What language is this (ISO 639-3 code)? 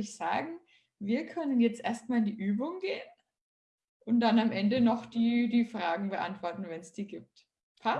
deu